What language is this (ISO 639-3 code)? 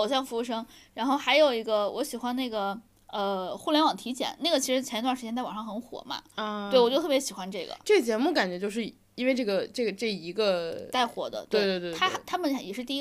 zho